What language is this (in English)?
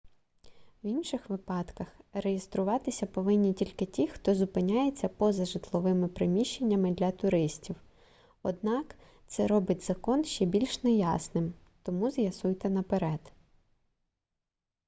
Ukrainian